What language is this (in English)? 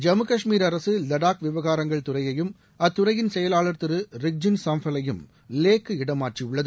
Tamil